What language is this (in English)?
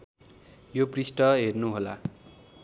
Nepali